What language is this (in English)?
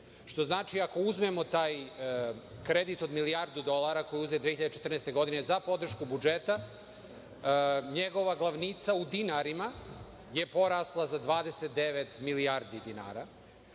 Serbian